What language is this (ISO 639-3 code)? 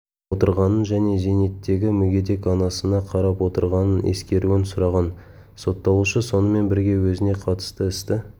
kaz